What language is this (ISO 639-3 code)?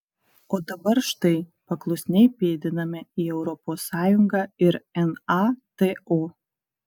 lit